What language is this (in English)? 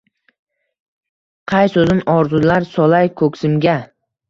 Uzbek